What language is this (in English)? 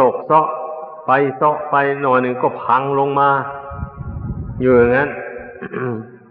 Thai